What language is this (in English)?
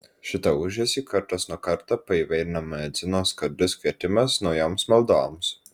Lithuanian